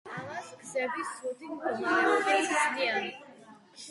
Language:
Georgian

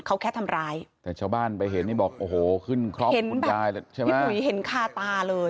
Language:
Thai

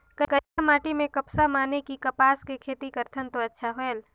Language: Chhattisgarhi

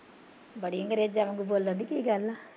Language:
Punjabi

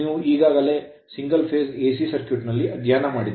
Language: Kannada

